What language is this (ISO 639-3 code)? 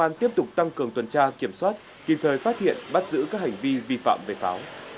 vie